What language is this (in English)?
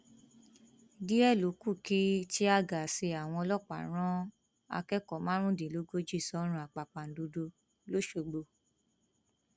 Yoruba